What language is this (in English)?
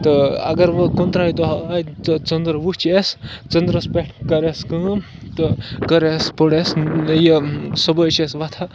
Kashmiri